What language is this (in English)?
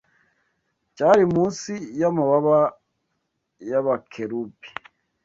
Kinyarwanda